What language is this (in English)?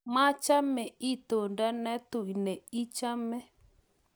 Kalenjin